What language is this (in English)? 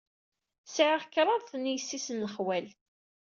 Kabyle